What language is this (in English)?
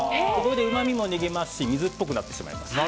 Japanese